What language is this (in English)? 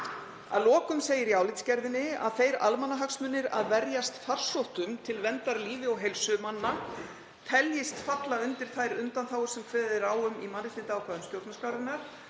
Icelandic